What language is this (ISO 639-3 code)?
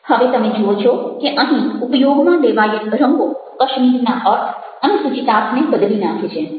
guj